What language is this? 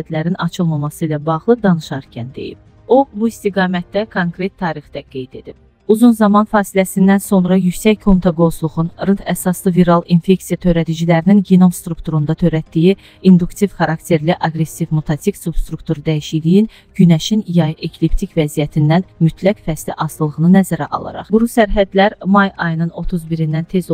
Turkish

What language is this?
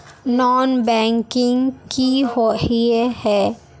Magahi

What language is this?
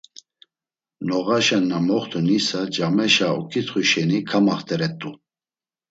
Laz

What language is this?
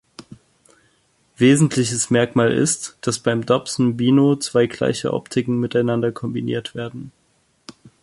German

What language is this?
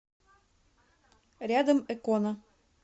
Russian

